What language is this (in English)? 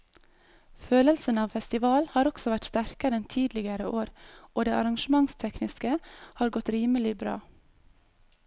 Norwegian